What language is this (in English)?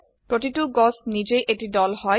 Assamese